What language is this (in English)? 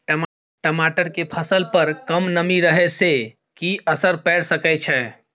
Maithili